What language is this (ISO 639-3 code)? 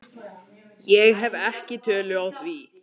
isl